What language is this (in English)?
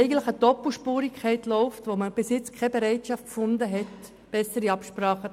Swiss German